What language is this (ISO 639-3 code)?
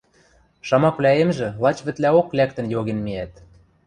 mrj